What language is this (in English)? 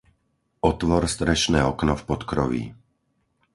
Slovak